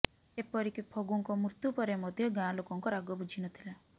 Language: Odia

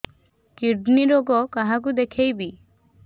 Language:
Odia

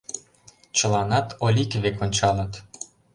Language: Mari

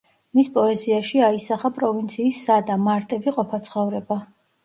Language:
Georgian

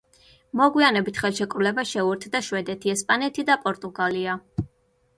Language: Georgian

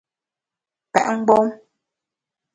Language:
Bamun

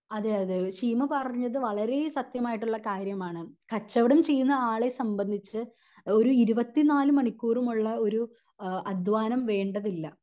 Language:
Malayalam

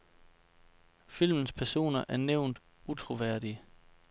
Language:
Danish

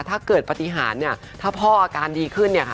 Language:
Thai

